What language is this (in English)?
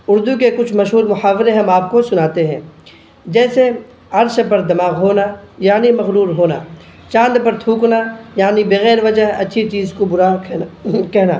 Urdu